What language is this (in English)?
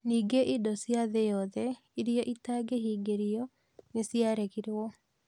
Kikuyu